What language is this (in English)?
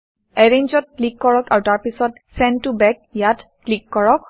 Assamese